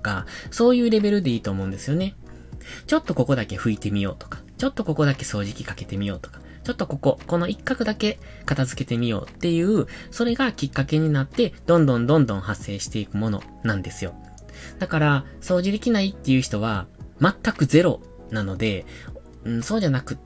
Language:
Japanese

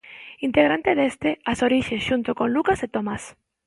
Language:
Galician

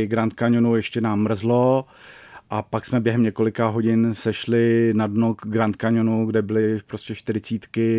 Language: Czech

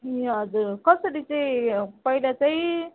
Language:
Nepali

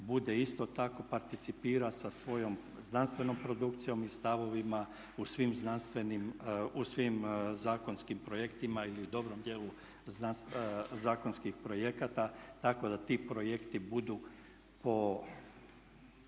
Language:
Croatian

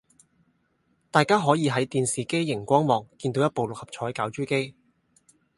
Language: Cantonese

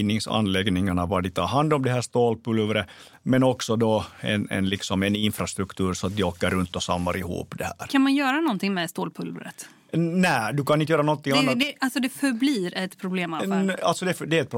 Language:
Swedish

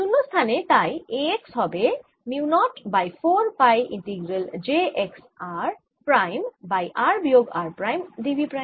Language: Bangla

